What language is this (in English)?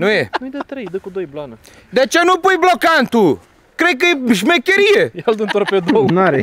Romanian